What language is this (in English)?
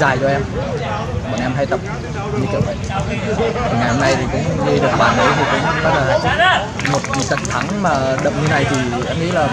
Vietnamese